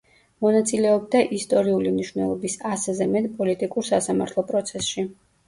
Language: Georgian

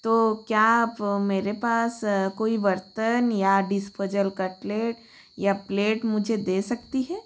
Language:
Hindi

